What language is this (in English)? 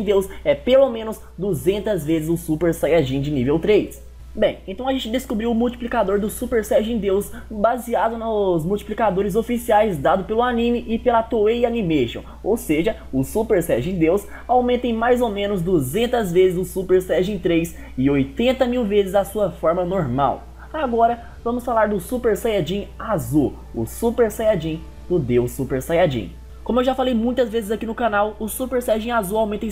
Portuguese